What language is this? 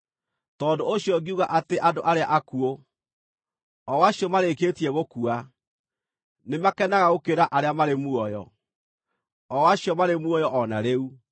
Kikuyu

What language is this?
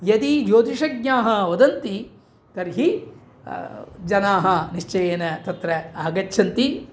Sanskrit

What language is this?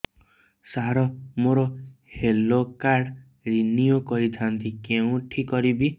Odia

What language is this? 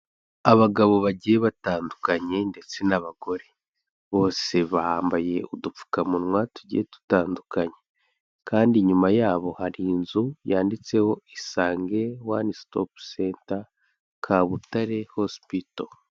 Kinyarwanda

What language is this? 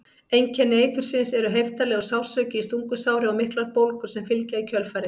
Icelandic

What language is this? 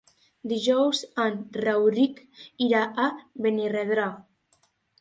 Catalan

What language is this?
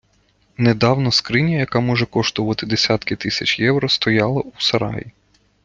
Ukrainian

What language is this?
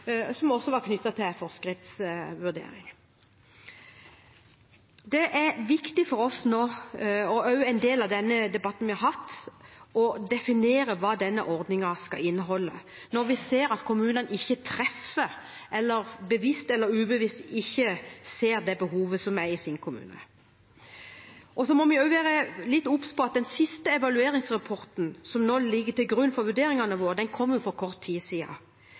Norwegian Bokmål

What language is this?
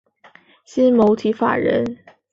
Chinese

